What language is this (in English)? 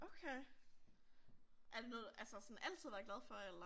Danish